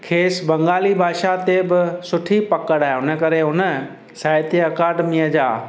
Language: Sindhi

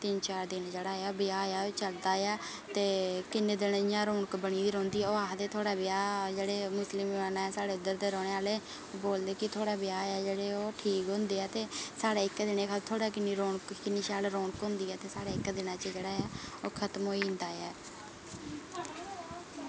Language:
Dogri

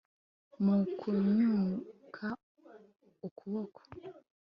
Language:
Kinyarwanda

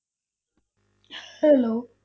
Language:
Punjabi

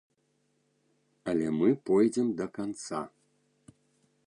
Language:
Belarusian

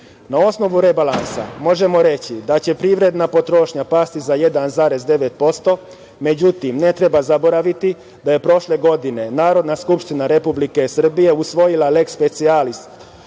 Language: Serbian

